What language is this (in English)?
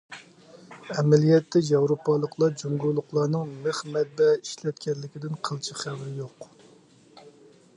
Uyghur